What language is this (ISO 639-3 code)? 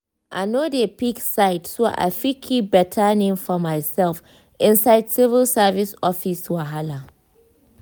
pcm